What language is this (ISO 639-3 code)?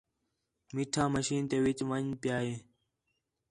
xhe